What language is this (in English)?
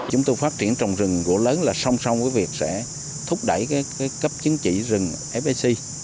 Vietnamese